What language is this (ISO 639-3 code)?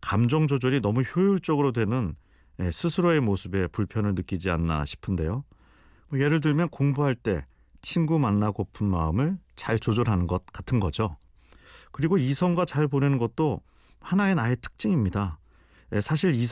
kor